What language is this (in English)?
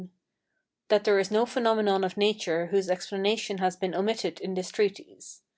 English